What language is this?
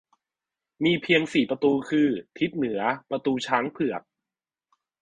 Thai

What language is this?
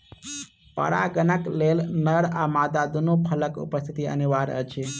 Maithili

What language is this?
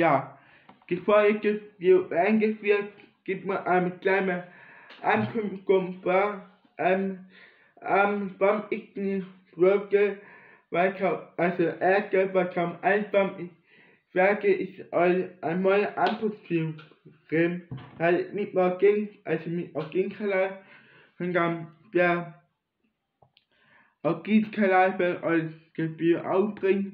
German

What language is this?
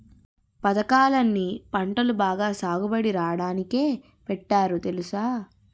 Telugu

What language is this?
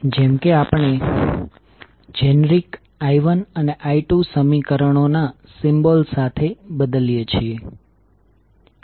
Gujarati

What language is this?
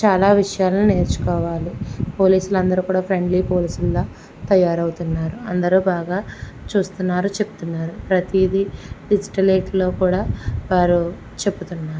Telugu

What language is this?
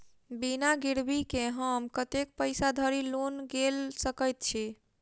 Maithili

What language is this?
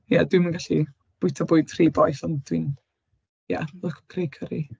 Welsh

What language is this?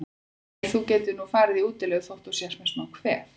Icelandic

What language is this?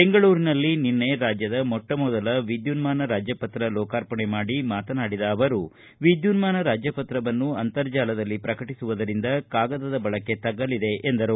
Kannada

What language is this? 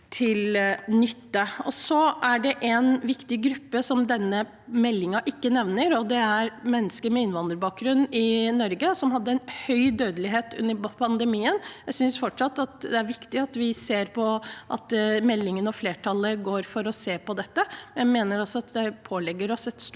Norwegian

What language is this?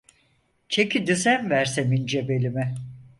Turkish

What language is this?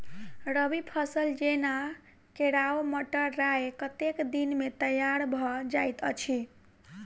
Maithili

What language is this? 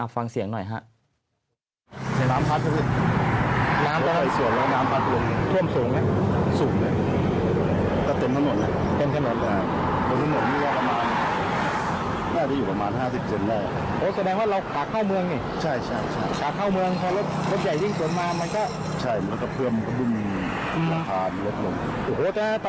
Thai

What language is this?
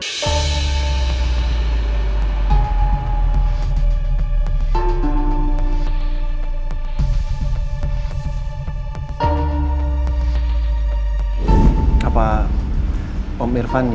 Indonesian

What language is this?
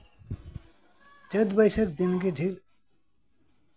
Santali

